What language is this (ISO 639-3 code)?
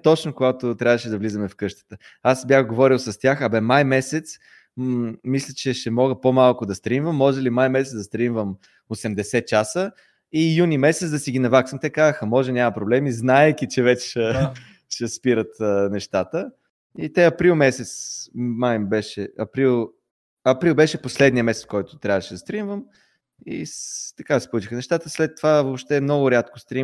bul